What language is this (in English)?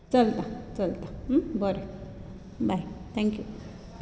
Konkani